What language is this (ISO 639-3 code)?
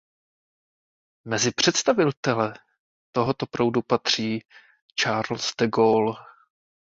ces